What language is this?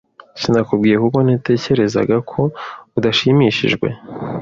Kinyarwanda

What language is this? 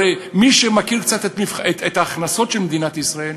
Hebrew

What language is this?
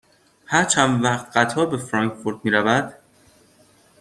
Persian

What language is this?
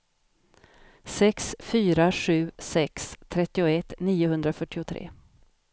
Swedish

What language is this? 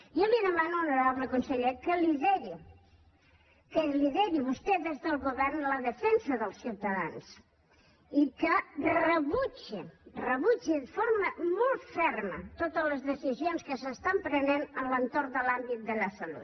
Catalan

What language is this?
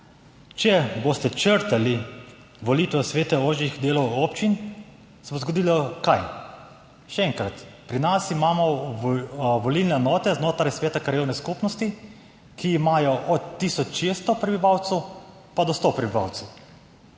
Slovenian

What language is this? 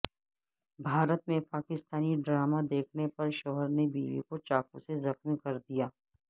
Urdu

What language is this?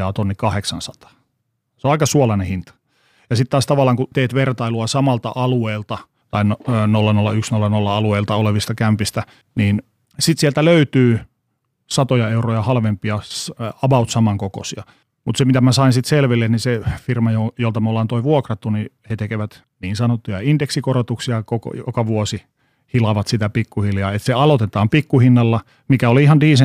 Finnish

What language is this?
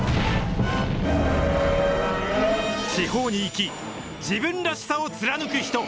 Japanese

